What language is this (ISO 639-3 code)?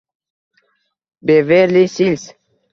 uzb